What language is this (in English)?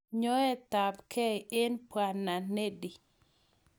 Kalenjin